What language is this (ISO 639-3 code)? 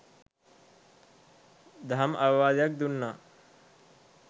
sin